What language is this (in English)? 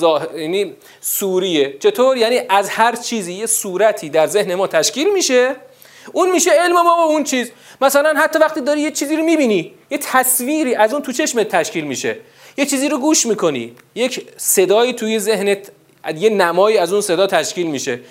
Persian